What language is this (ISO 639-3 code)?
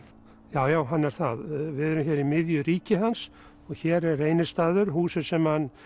isl